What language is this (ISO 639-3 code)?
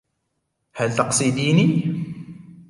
ara